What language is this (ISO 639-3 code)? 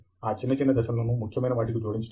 tel